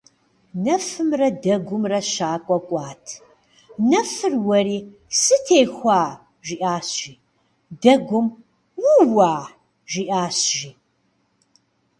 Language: Kabardian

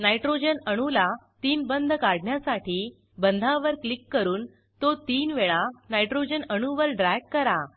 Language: Marathi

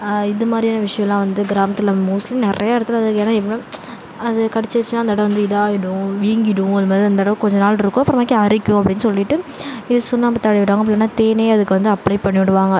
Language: Tamil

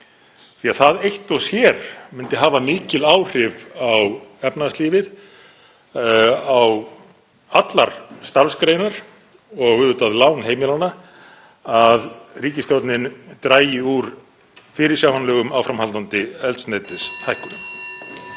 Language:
Icelandic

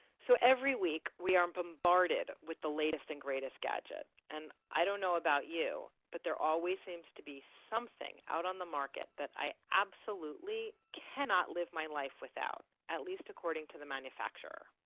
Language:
English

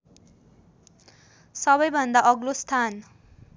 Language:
Nepali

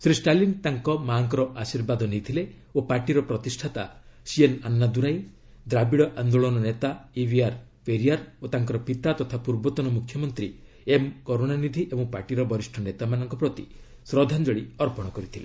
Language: Odia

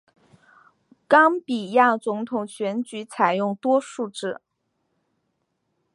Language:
Chinese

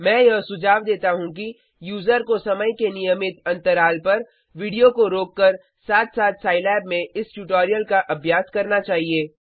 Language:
Hindi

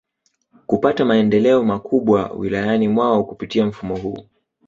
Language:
Swahili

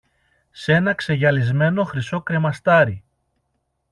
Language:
Greek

